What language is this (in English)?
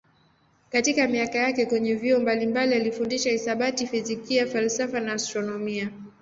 Swahili